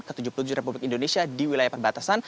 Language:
Indonesian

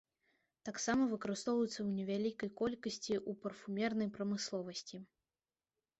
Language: Belarusian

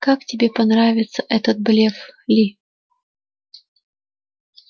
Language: Russian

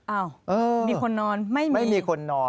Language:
Thai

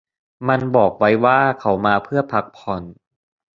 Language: Thai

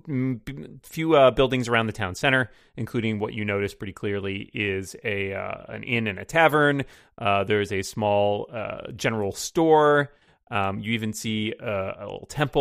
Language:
English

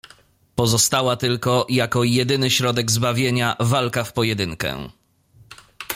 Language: Polish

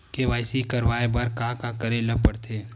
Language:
Chhattisgarhi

